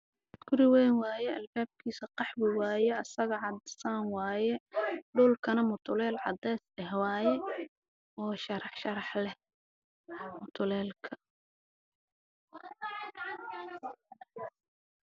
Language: Somali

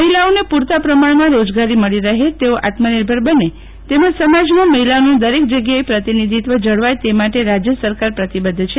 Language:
Gujarati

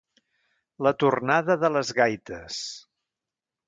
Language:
Catalan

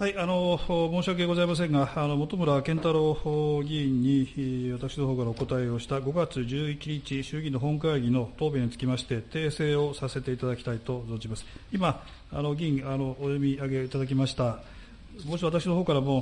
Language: Japanese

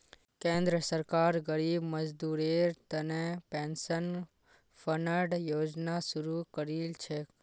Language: Magahi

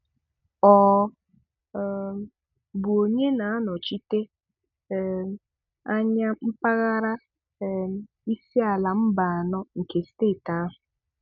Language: Igbo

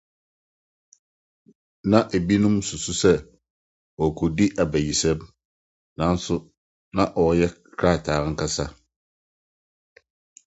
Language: Akan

